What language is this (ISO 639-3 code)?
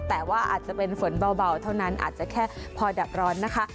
tha